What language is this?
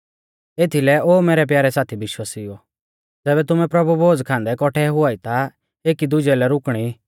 Mahasu Pahari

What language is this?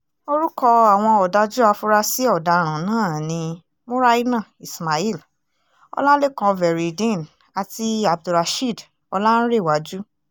Yoruba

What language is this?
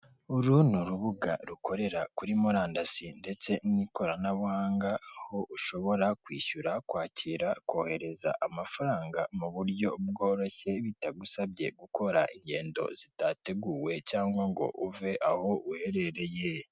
Kinyarwanda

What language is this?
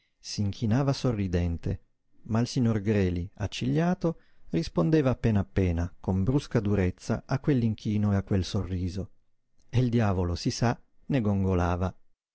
Italian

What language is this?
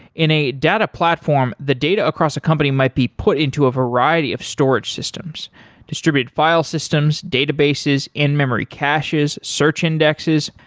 English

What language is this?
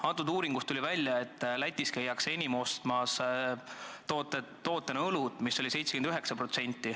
Estonian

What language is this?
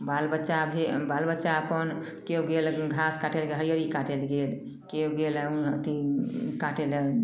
Maithili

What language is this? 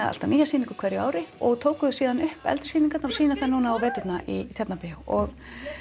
Icelandic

